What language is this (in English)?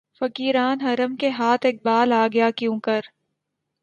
Urdu